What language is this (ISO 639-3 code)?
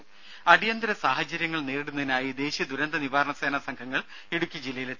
mal